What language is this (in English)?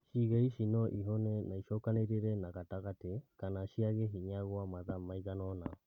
Kikuyu